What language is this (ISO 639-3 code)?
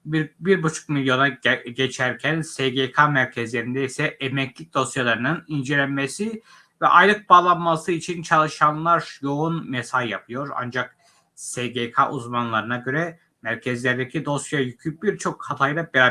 tur